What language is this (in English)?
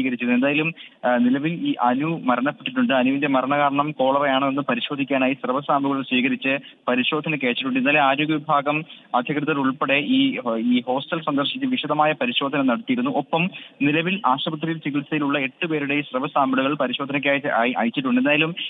Malayalam